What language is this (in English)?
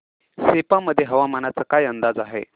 Marathi